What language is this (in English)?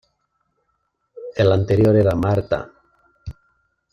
Spanish